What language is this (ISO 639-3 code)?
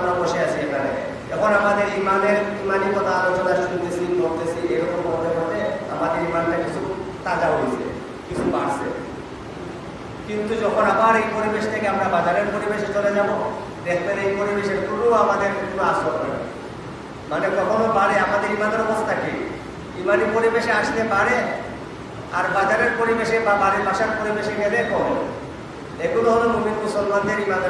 ind